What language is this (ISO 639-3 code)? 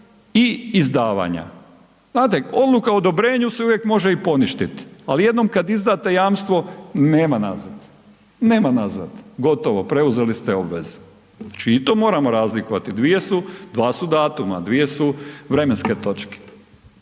hrv